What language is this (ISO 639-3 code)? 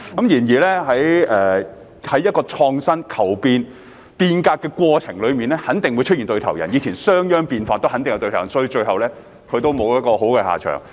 yue